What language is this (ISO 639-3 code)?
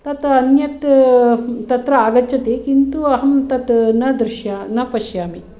san